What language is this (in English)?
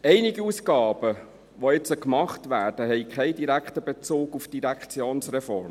Swiss German